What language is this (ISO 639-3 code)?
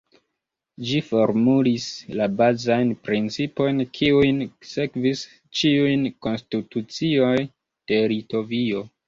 epo